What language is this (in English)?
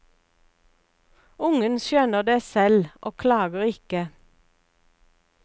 Norwegian